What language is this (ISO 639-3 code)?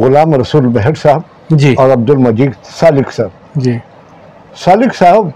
urd